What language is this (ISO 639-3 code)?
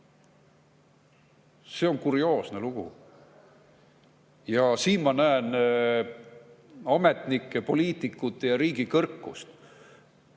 est